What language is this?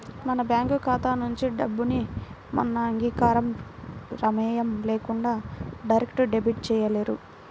Telugu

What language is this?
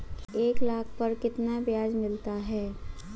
Hindi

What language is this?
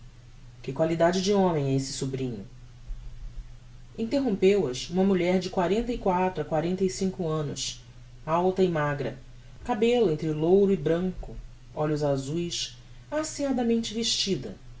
Portuguese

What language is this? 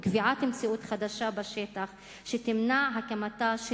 Hebrew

